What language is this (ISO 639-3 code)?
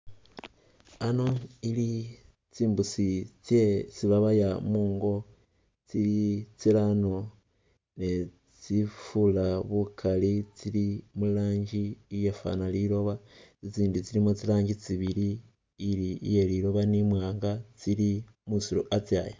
myx